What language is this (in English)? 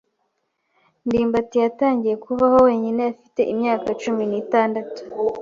Kinyarwanda